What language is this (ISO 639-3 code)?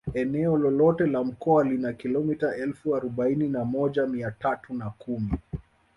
swa